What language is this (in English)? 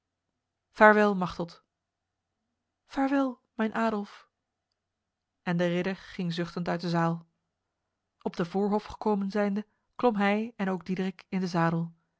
Dutch